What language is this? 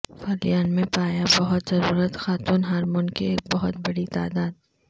Urdu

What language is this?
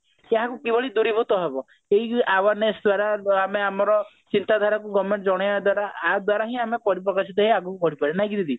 Odia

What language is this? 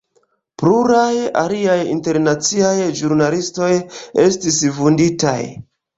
Esperanto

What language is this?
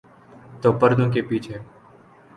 Urdu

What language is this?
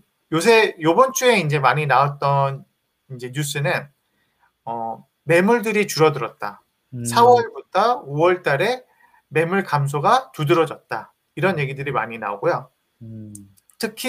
Korean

